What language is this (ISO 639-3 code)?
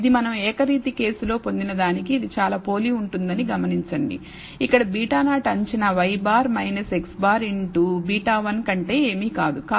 tel